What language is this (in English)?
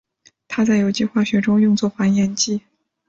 Chinese